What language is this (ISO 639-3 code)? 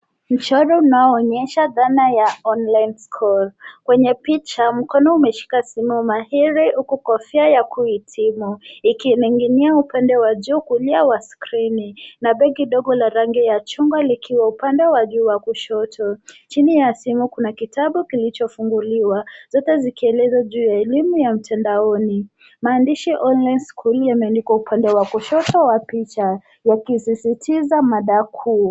swa